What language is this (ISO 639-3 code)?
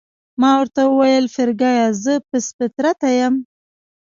pus